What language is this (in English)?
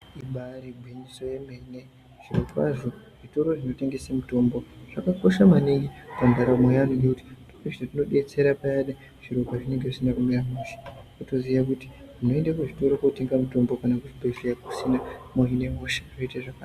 Ndau